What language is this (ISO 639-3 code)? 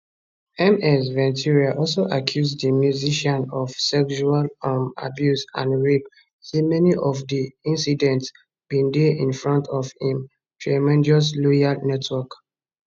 pcm